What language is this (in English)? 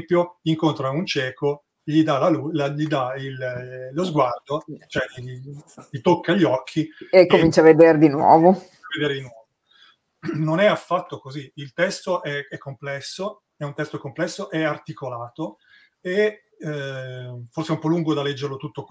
Italian